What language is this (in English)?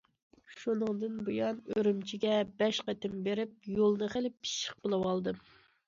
Uyghur